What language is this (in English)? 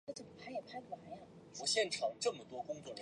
Chinese